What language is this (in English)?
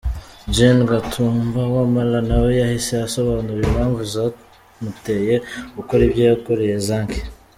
Kinyarwanda